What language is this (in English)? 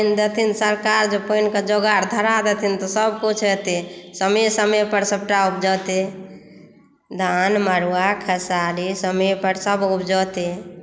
Maithili